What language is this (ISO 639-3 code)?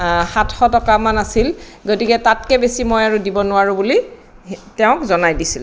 asm